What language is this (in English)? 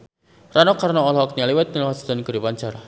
Sundanese